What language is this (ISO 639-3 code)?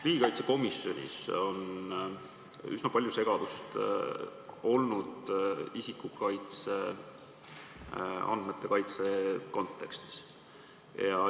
est